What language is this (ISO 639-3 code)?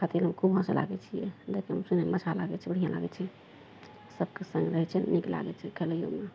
mai